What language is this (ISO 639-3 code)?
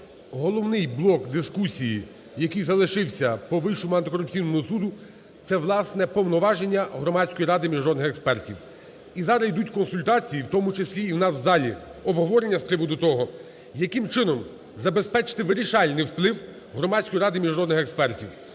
ukr